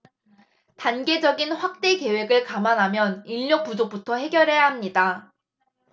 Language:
Korean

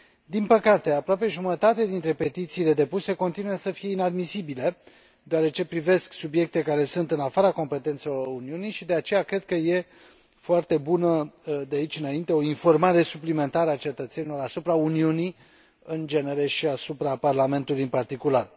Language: Romanian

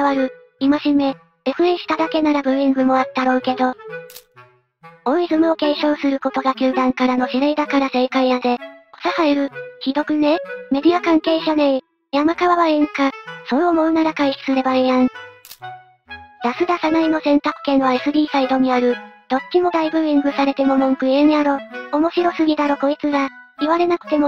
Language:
Japanese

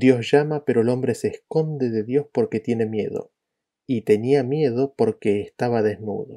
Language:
Spanish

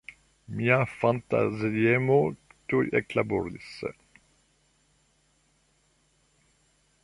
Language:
Esperanto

